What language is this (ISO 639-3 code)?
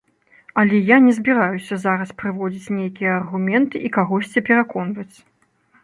bel